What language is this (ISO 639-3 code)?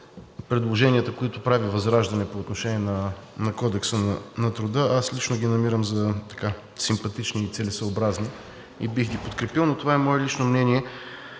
bul